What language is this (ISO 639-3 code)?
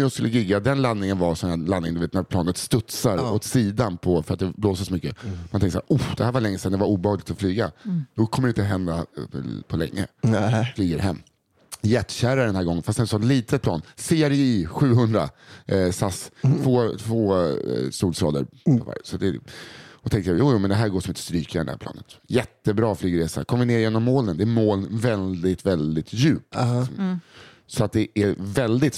swe